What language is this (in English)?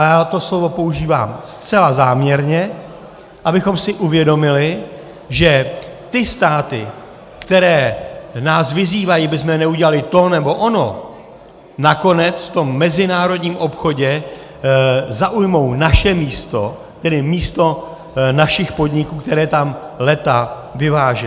Czech